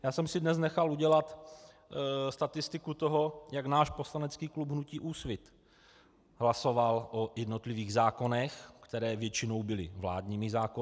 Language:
Czech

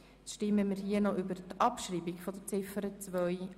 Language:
Swiss German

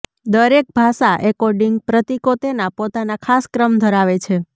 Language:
Gujarati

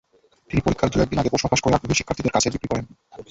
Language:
Bangla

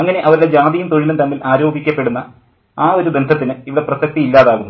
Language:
Malayalam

